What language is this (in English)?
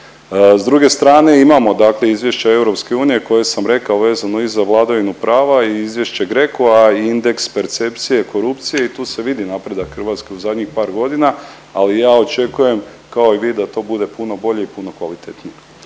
Croatian